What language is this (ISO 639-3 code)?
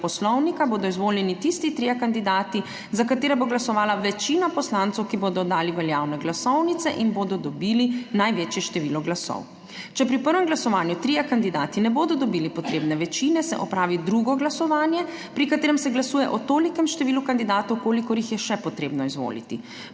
slv